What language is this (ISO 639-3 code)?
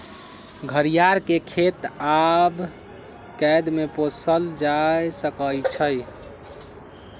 mag